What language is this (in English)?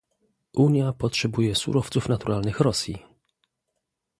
Polish